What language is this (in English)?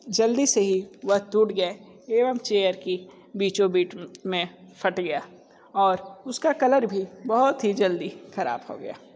Hindi